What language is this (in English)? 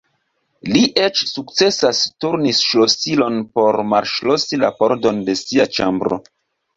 Esperanto